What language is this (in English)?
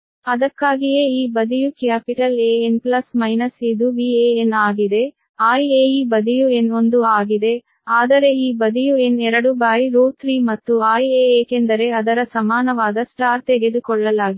Kannada